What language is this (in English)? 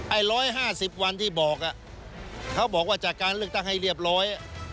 Thai